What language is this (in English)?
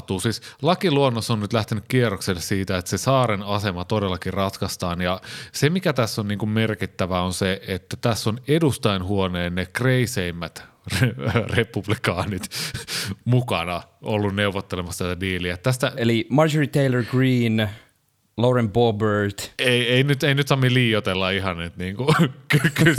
Finnish